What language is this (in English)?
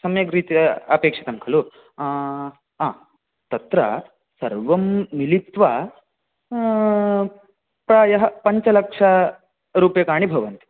Sanskrit